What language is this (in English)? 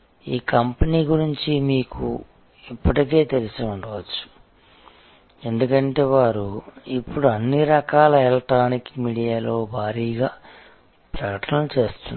Telugu